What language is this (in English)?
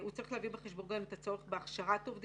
Hebrew